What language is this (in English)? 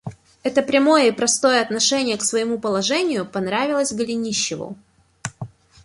Russian